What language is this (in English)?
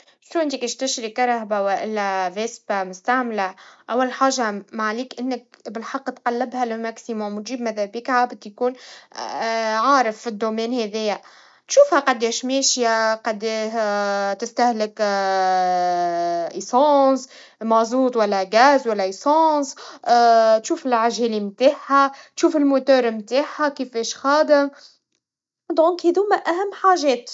Tunisian Arabic